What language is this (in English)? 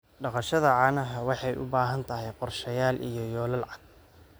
Somali